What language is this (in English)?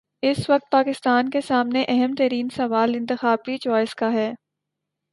Urdu